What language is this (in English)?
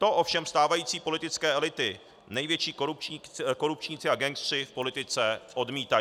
Czech